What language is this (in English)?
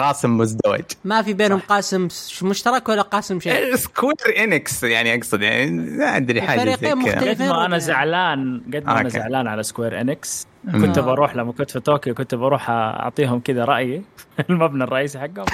Arabic